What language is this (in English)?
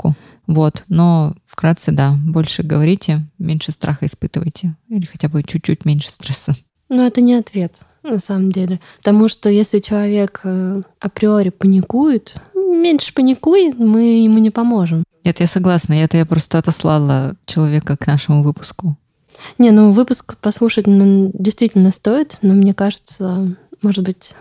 Russian